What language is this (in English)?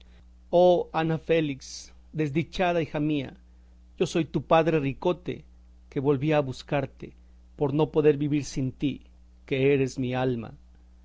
Spanish